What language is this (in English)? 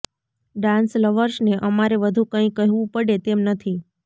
Gujarati